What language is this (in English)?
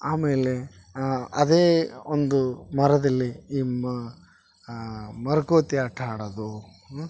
Kannada